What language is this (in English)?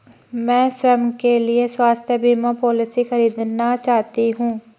Hindi